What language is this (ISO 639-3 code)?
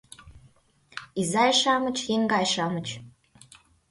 chm